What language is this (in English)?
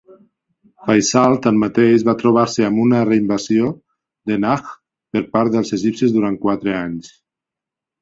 Catalan